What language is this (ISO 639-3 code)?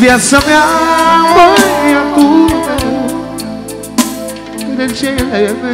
ron